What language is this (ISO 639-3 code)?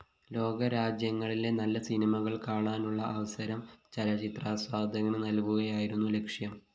mal